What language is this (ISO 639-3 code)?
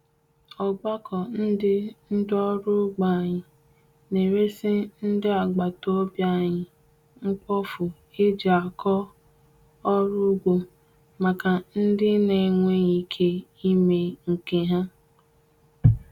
ibo